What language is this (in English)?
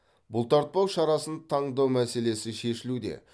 Kazakh